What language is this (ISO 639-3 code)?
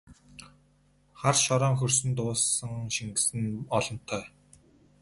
mon